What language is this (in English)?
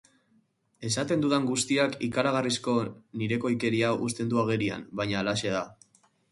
Basque